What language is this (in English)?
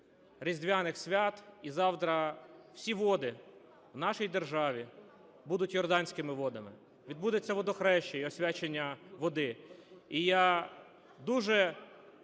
Ukrainian